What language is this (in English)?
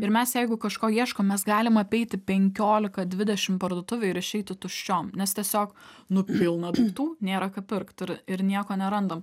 Lithuanian